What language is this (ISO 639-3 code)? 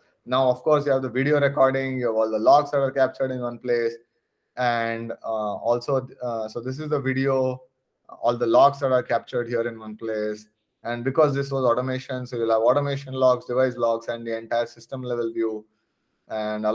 eng